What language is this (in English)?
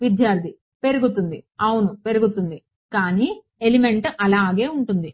Telugu